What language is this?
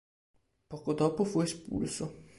Italian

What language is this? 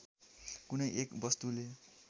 Nepali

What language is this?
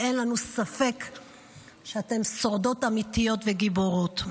Hebrew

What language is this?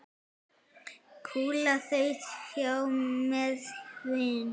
Icelandic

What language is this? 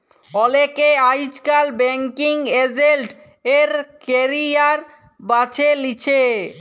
Bangla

